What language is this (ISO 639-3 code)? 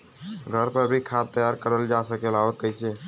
bho